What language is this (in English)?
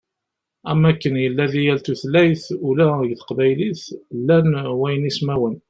Kabyle